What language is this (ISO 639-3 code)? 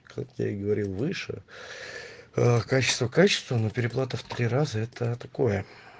rus